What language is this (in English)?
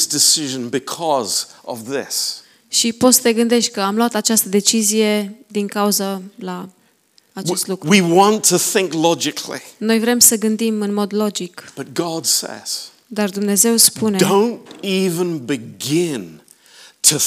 Romanian